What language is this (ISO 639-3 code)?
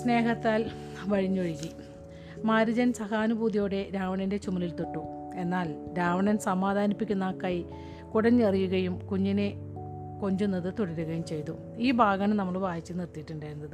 mal